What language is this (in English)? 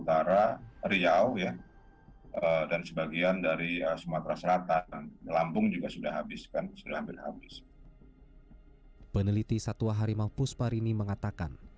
Indonesian